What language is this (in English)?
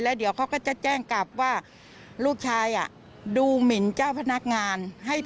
Thai